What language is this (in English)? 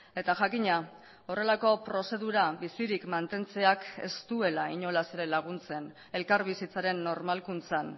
Basque